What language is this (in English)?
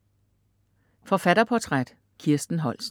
Danish